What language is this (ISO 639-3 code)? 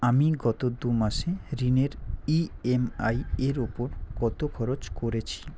ben